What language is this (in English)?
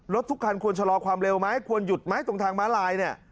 Thai